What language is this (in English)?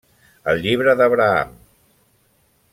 Catalan